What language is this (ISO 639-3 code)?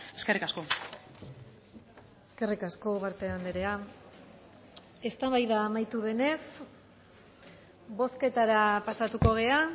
eus